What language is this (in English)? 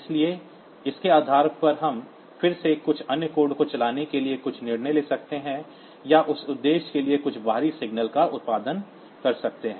Hindi